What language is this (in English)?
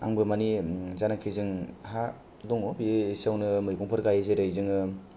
Bodo